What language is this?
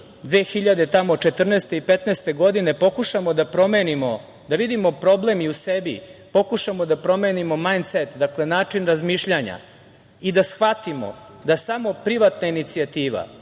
Serbian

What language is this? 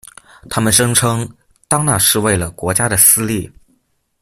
Chinese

